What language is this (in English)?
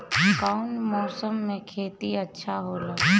Bhojpuri